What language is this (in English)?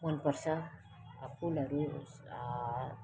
Nepali